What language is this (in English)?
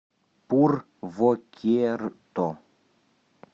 Russian